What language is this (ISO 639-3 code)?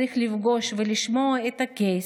heb